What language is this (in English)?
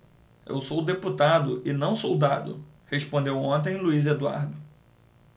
Portuguese